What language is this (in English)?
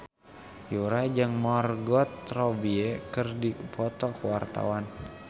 Sundanese